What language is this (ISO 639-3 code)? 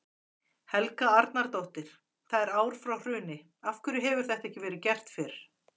isl